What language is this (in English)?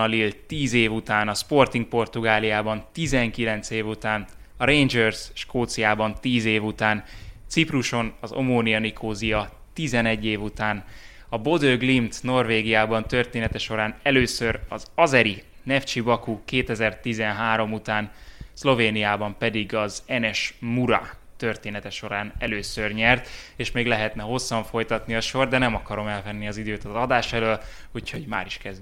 Hungarian